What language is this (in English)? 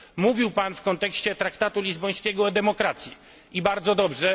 Polish